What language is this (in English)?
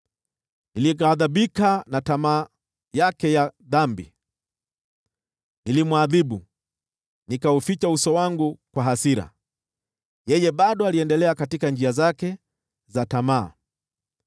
Swahili